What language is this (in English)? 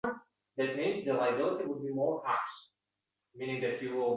Uzbek